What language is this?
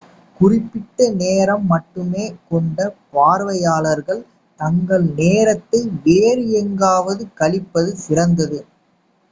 Tamil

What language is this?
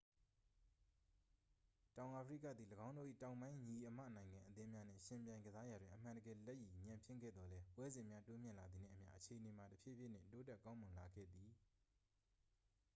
Burmese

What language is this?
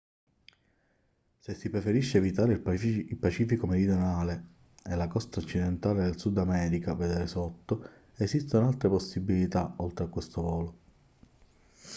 Italian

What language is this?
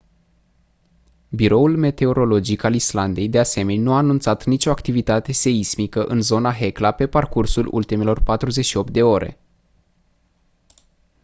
Romanian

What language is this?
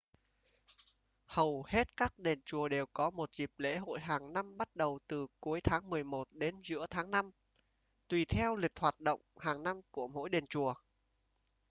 Vietnamese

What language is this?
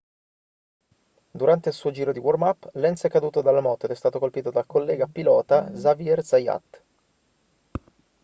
Italian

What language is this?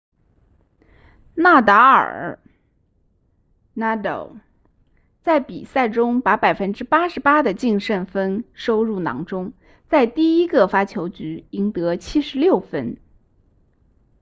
Chinese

